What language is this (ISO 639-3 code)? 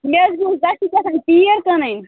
kas